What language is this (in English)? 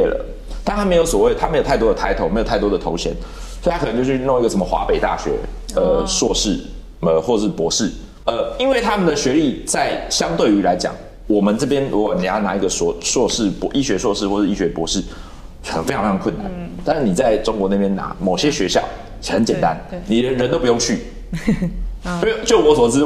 Chinese